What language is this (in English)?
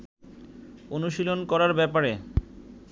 Bangla